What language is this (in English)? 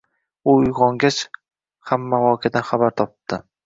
Uzbek